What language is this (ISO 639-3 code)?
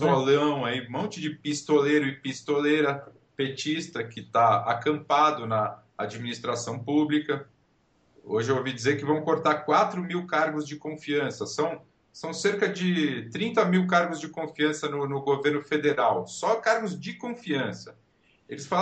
por